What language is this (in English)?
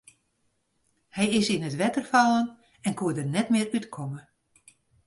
Western Frisian